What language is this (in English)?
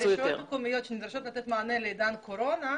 Hebrew